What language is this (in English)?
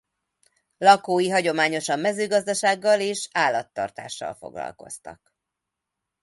Hungarian